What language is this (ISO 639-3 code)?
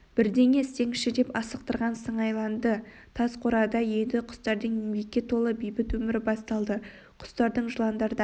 kaz